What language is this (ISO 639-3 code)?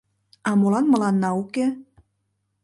chm